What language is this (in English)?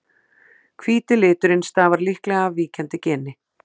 Icelandic